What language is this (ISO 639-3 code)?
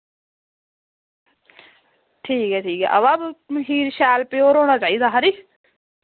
doi